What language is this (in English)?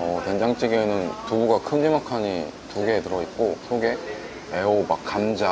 Korean